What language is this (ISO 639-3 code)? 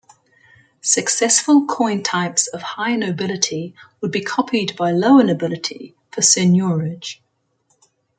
eng